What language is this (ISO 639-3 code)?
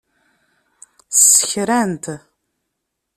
kab